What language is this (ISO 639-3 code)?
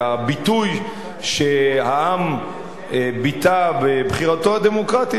heb